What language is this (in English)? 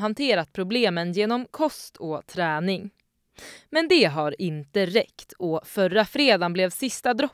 Swedish